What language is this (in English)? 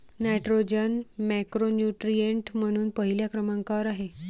Marathi